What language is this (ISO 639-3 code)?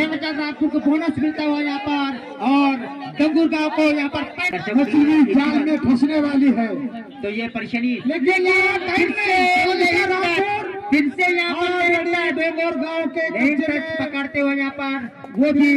hin